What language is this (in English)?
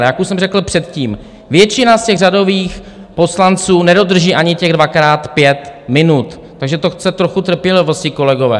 Czech